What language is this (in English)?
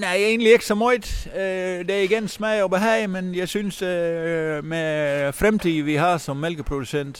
Danish